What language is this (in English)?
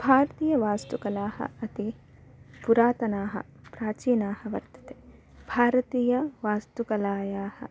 Sanskrit